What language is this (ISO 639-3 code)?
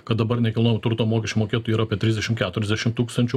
lit